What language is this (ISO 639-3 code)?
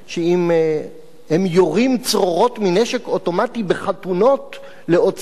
heb